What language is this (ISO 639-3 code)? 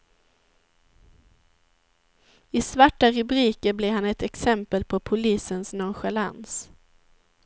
swe